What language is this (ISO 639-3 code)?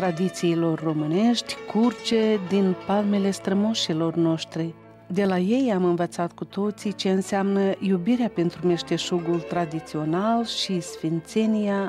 ron